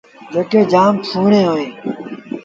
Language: Sindhi Bhil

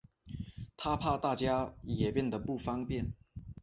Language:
Chinese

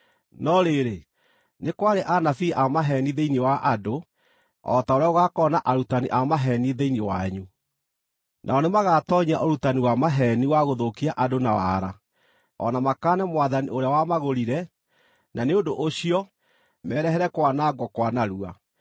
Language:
Kikuyu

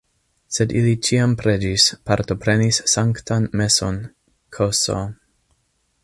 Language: Esperanto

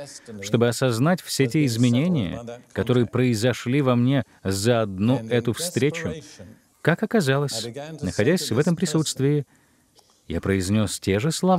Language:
Russian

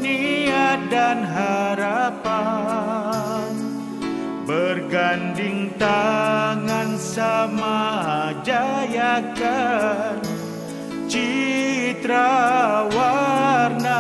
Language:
Indonesian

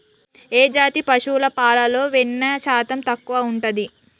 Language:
Telugu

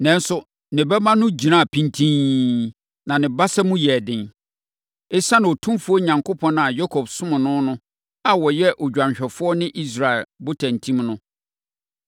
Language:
Akan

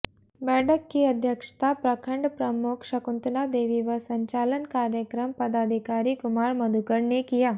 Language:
Hindi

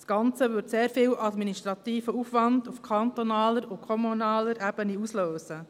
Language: Swiss German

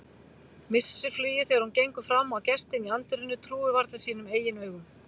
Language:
Icelandic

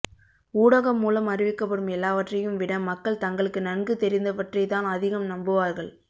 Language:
Tamil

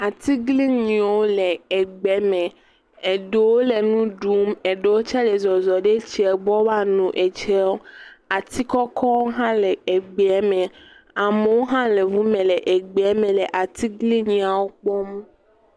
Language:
Ewe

